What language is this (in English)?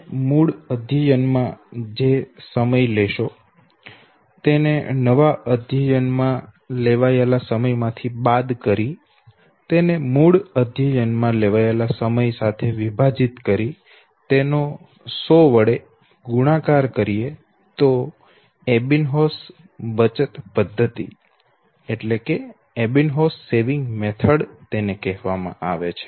Gujarati